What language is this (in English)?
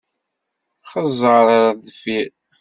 Kabyle